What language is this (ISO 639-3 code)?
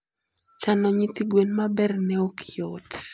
luo